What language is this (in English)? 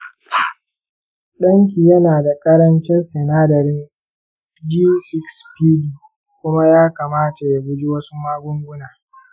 Hausa